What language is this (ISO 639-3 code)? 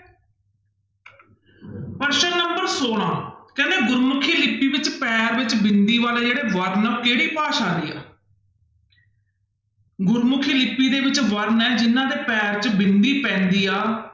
pan